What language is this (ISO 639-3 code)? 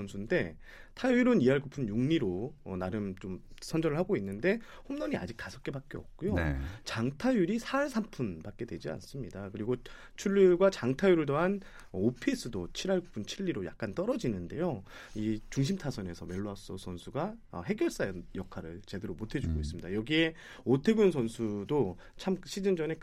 kor